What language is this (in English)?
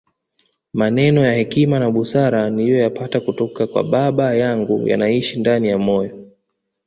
Swahili